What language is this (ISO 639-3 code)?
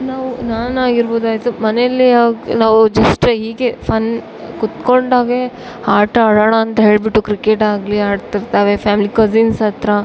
kan